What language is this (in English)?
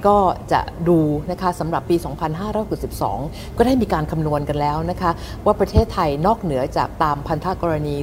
Thai